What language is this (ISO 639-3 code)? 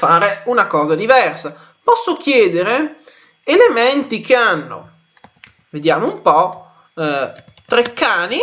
ita